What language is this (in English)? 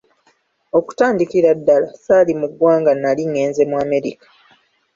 Ganda